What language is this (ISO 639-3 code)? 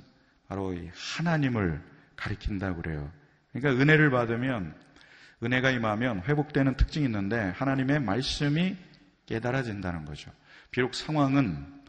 kor